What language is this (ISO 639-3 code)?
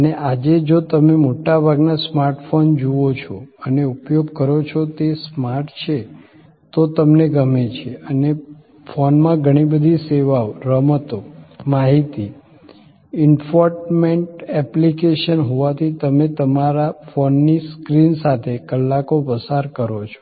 guj